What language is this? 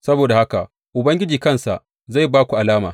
Hausa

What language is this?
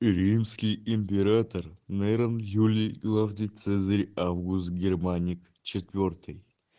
Russian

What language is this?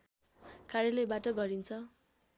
Nepali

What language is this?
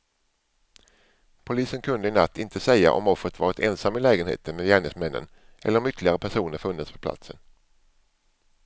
Swedish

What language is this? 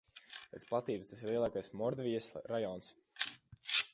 Latvian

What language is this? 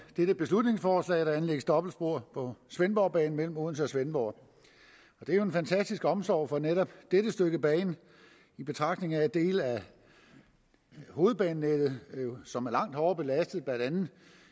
Danish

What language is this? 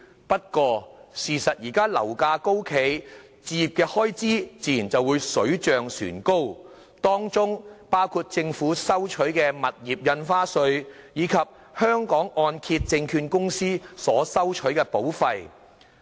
Cantonese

